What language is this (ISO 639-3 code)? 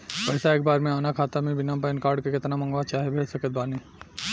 bho